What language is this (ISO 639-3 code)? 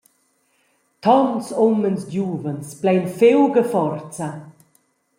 roh